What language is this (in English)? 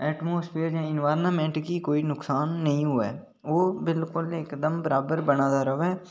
Dogri